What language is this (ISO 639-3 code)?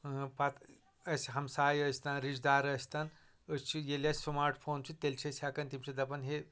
kas